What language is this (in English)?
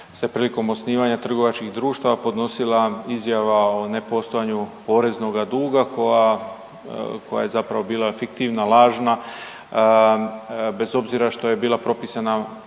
Croatian